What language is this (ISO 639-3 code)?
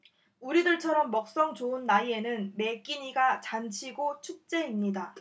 kor